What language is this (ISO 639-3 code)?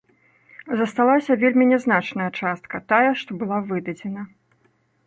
bel